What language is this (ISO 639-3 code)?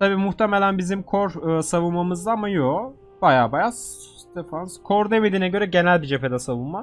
tur